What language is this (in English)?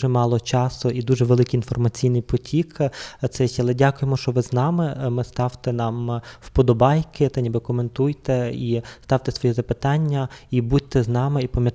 Ukrainian